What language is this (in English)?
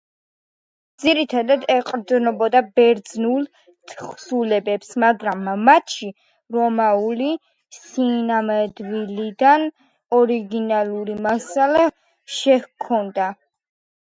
Georgian